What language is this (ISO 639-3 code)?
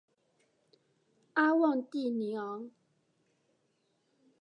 zho